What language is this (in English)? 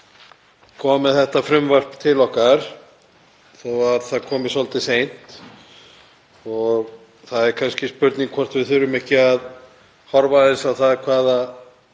Icelandic